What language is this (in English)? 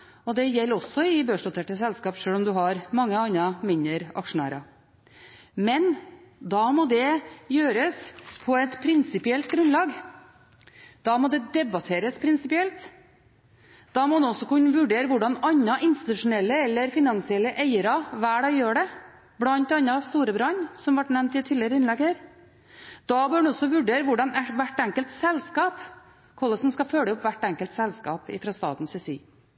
Norwegian Bokmål